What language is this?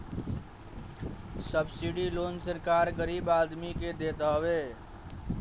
Bhojpuri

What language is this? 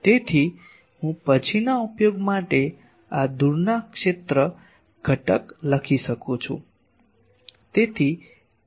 Gujarati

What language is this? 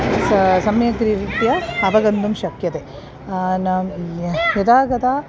Sanskrit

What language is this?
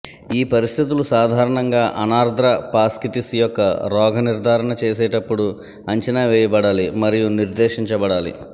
Telugu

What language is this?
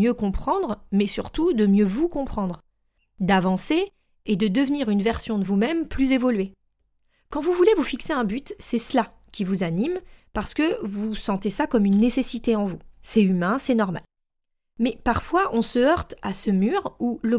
French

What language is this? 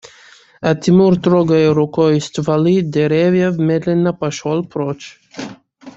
Russian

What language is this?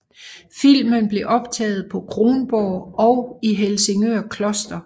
Danish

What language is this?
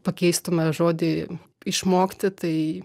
Lithuanian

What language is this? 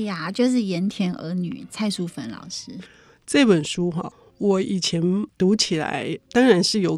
Chinese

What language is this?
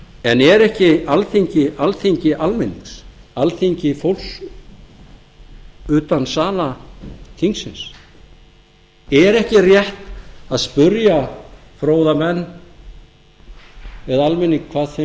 Icelandic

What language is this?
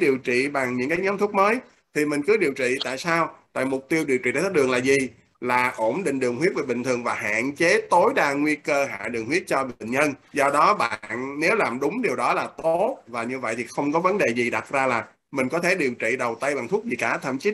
Vietnamese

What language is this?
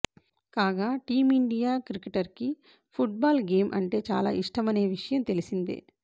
Telugu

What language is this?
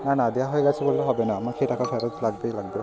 Bangla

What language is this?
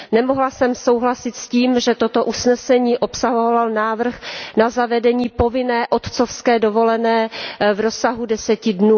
Czech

